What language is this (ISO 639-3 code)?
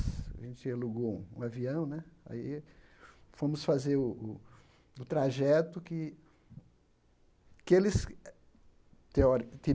por